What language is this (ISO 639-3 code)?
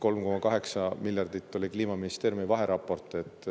est